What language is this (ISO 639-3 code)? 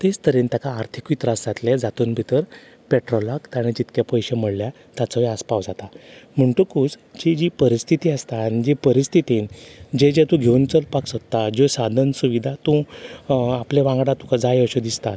kok